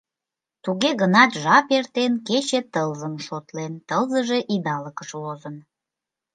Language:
Mari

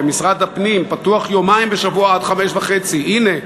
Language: Hebrew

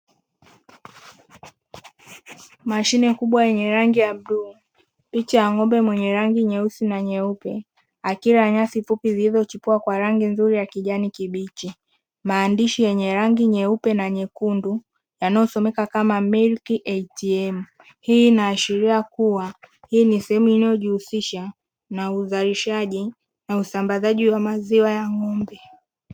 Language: Swahili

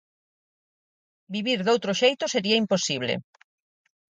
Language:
Galician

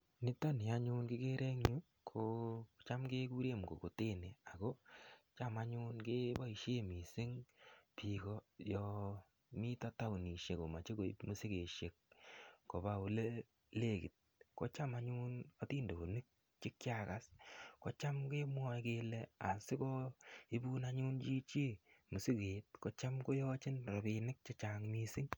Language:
Kalenjin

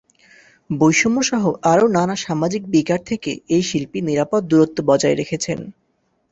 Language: Bangla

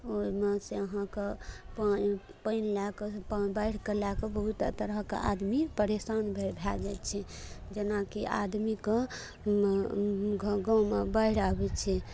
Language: Maithili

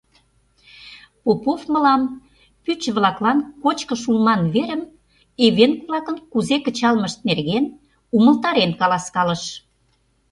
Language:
Mari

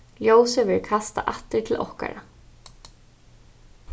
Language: Faroese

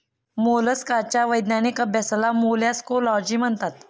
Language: Marathi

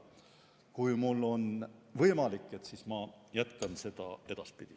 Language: Estonian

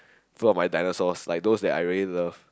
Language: English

